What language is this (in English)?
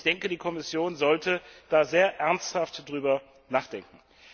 German